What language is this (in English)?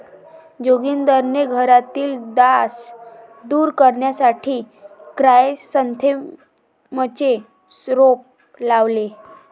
Marathi